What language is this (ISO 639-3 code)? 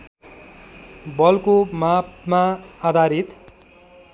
nep